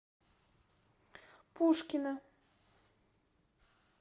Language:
Russian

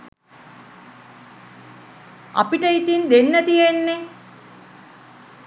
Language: Sinhala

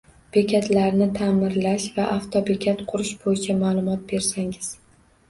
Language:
Uzbek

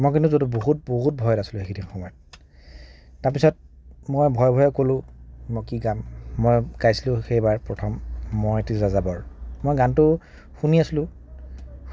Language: Assamese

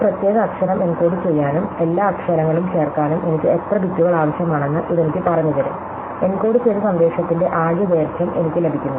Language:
Malayalam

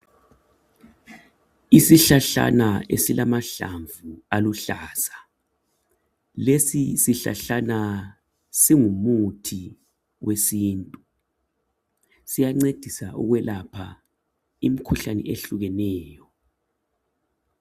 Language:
North Ndebele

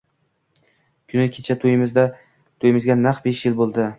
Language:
Uzbek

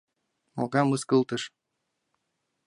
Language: Mari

